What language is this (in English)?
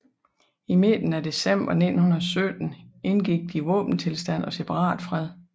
Danish